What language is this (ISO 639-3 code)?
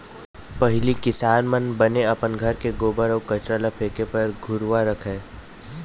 hne